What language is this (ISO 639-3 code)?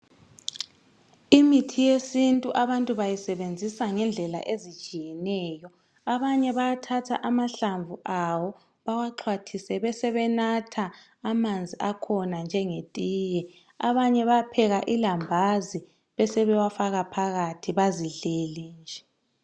nde